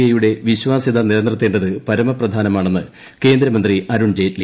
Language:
Malayalam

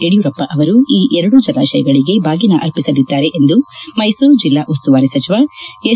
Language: Kannada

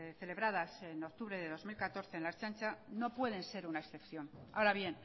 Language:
Spanish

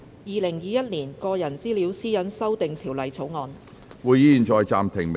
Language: Cantonese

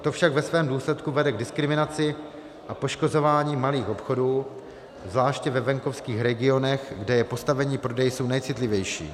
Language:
Czech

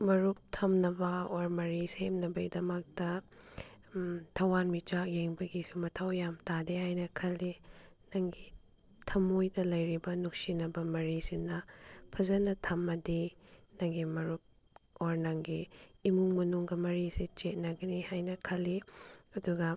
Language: Manipuri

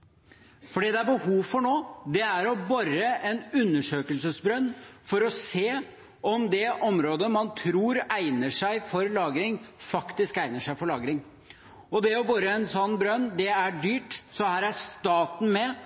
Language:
Norwegian Bokmål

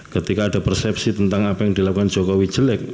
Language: Indonesian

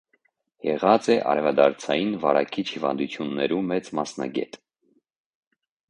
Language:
Armenian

